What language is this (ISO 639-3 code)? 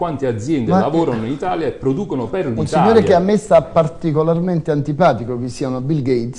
ita